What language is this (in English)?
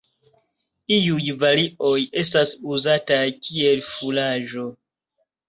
Esperanto